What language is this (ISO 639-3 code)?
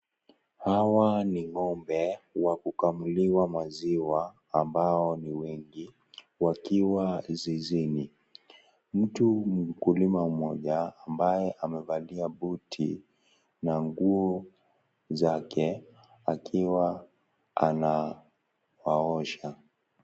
swa